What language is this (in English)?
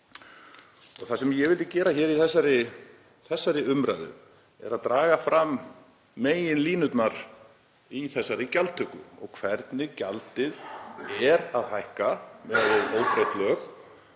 Icelandic